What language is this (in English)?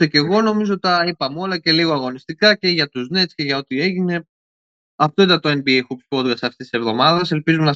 Greek